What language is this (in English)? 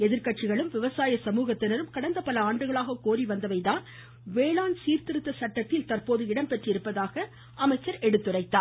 Tamil